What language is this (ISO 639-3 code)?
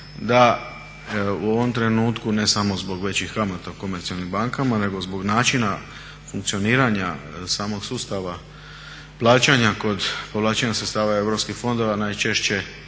hrv